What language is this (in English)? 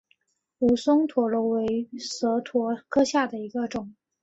Chinese